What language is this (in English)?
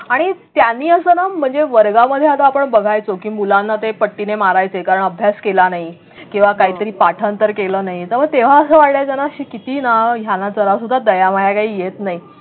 Marathi